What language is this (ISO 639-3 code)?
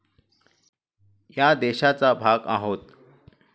mar